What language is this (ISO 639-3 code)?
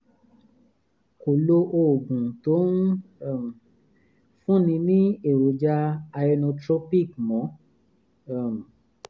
yor